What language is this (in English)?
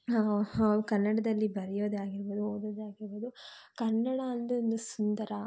Kannada